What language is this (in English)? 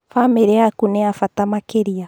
Kikuyu